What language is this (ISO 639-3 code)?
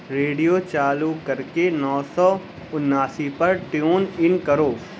urd